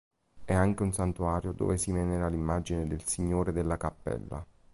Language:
Italian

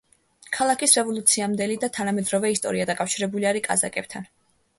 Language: Georgian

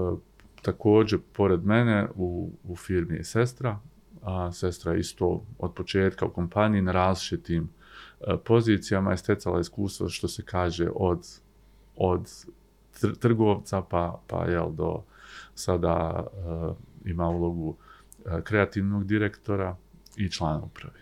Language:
Croatian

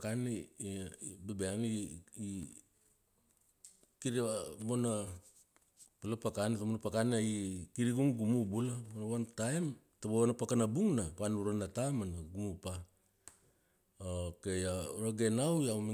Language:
Kuanua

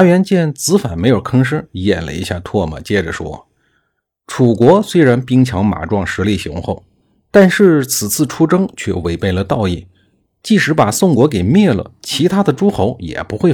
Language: Chinese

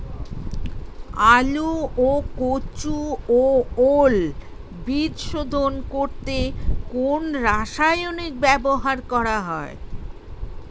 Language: Bangla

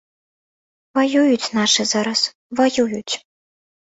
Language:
Belarusian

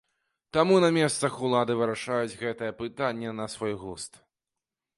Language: Belarusian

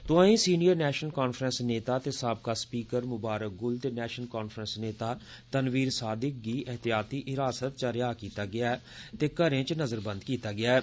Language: Dogri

